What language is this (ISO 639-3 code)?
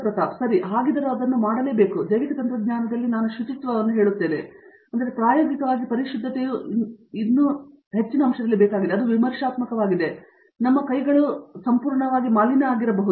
kan